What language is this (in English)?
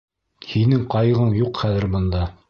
Bashkir